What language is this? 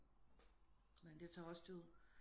Danish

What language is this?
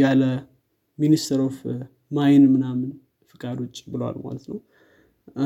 Amharic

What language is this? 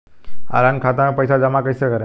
Bhojpuri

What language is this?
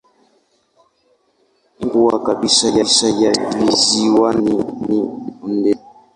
Swahili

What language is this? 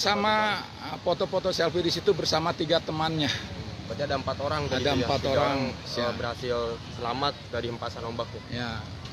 Indonesian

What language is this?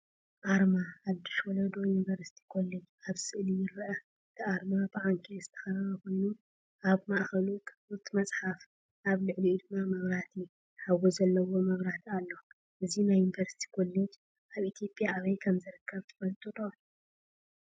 Tigrinya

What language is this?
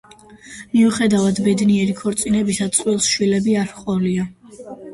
Georgian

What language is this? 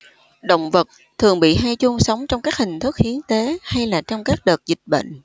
Vietnamese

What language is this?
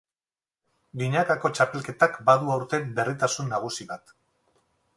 Basque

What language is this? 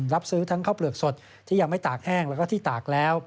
Thai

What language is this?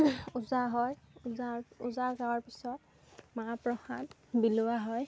Assamese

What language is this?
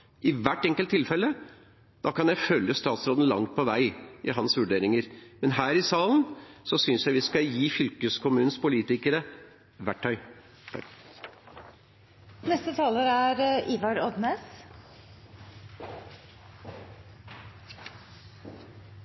Norwegian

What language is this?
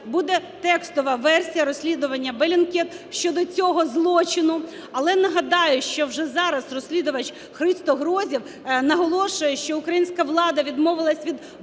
Ukrainian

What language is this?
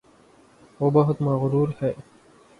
Urdu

